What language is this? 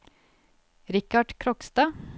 Norwegian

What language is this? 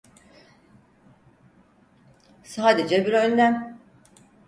Turkish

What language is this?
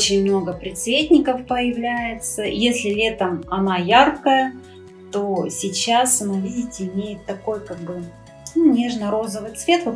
Russian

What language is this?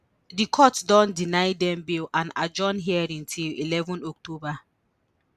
Nigerian Pidgin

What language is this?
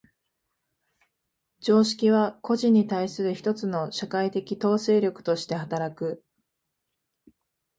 Japanese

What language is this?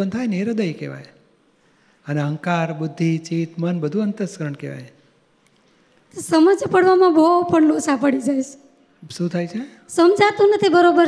Gujarati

